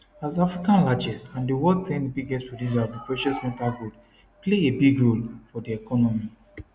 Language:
Nigerian Pidgin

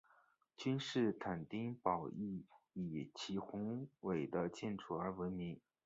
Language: Chinese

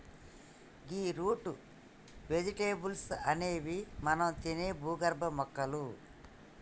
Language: Telugu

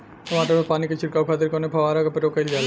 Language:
Bhojpuri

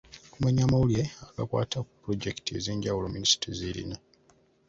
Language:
Ganda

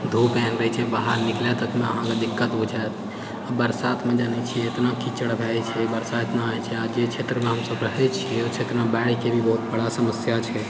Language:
Maithili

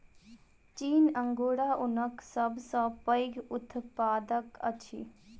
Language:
Maithili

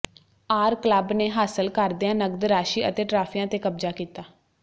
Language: Punjabi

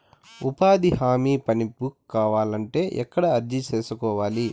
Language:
Telugu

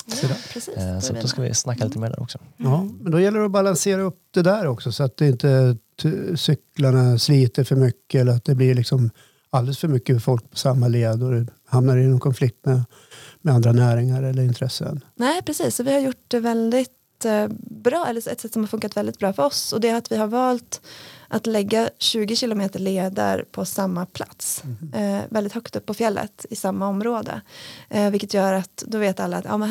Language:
Swedish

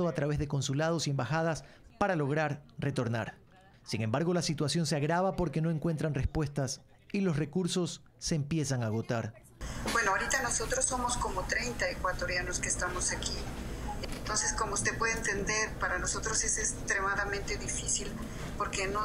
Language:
Spanish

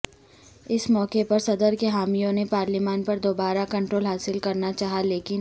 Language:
Urdu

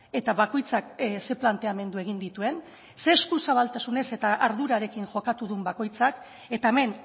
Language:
Basque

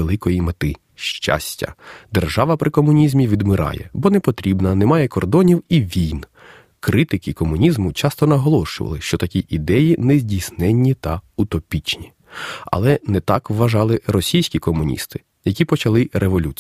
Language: Ukrainian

